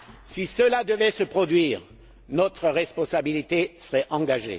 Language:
French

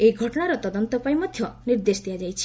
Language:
Odia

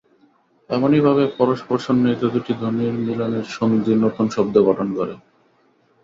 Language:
Bangla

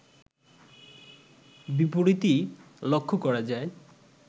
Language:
Bangla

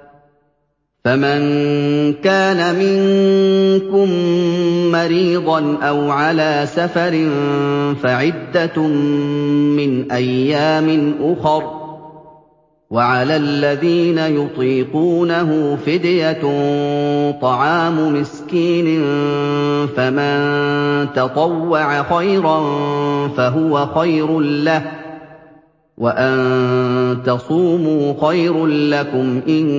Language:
Arabic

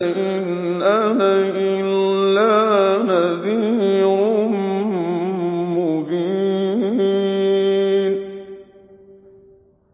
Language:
Arabic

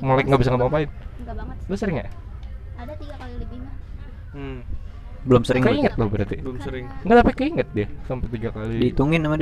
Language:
Indonesian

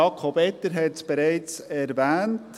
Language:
Swiss German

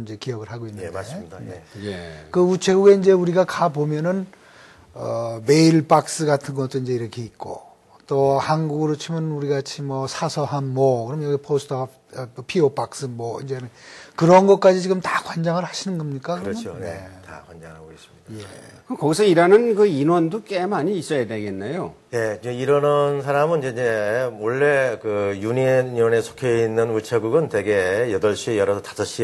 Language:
Korean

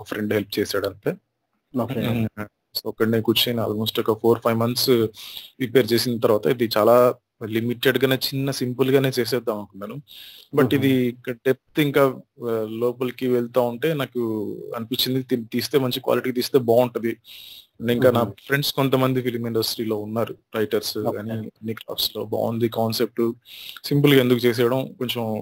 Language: Telugu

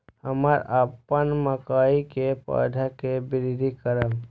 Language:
Maithili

